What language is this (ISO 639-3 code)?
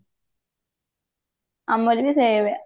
ori